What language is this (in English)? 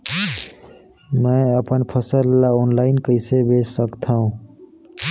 Chhattisgarhi